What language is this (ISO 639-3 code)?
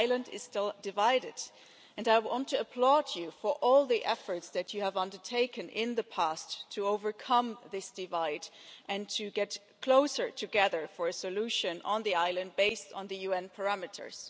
eng